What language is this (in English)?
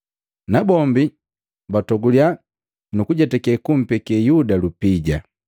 Matengo